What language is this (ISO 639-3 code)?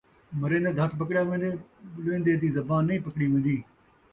skr